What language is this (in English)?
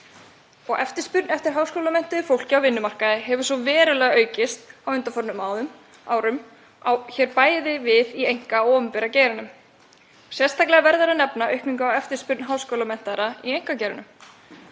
Icelandic